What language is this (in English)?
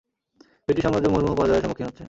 Bangla